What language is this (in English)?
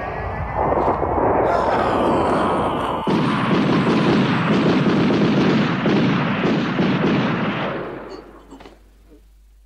Japanese